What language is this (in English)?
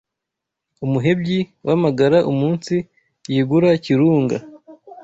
Kinyarwanda